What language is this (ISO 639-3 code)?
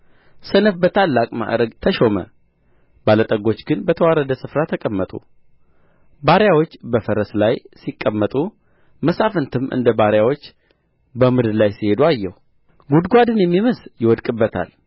amh